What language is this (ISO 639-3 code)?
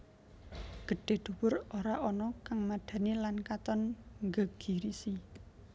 jav